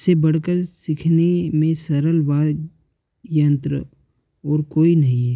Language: Hindi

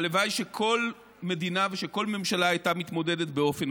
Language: Hebrew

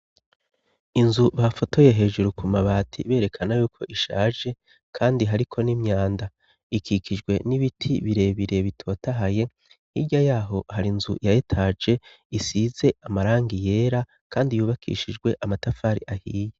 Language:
Rundi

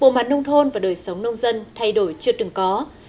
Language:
Vietnamese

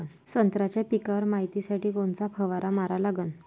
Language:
Marathi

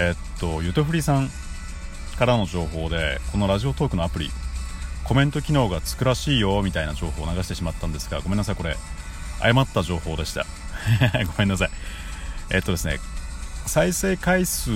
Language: Japanese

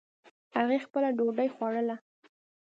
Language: Pashto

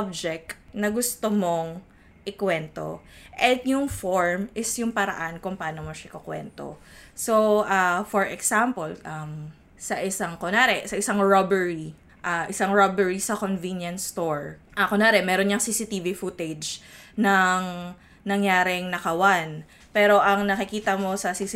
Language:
Filipino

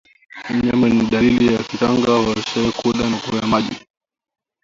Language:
Swahili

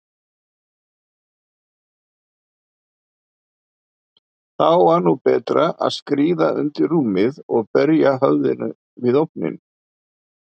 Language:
Icelandic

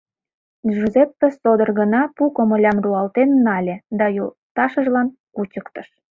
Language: Mari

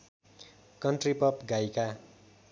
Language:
Nepali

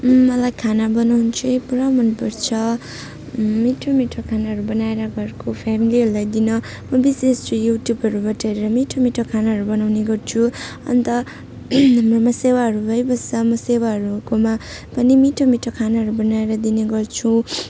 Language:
Nepali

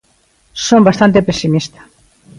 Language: Galician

